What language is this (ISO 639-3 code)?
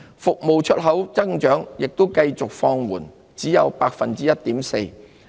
yue